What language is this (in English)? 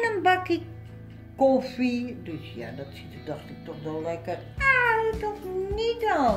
Dutch